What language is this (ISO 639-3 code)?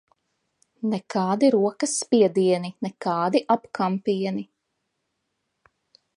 lav